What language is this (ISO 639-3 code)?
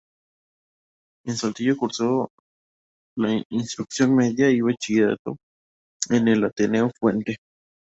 spa